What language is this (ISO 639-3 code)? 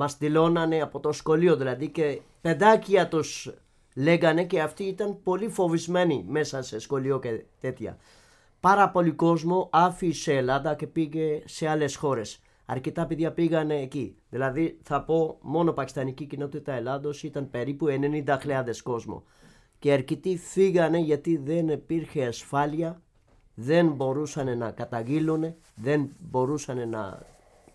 ell